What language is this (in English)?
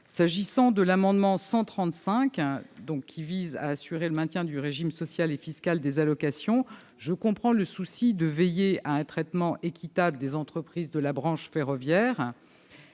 French